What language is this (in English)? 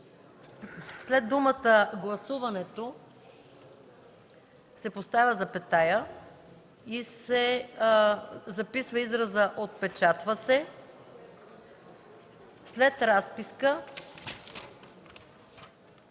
Bulgarian